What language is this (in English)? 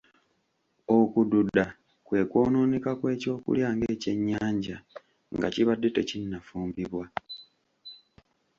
Ganda